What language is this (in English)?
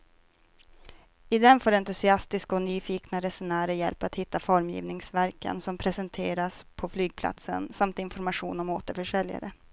Swedish